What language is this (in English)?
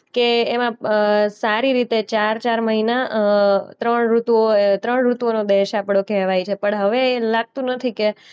Gujarati